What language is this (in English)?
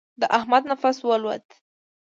Pashto